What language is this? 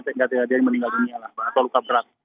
Indonesian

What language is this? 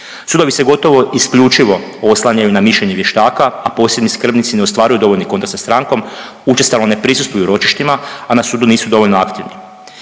Croatian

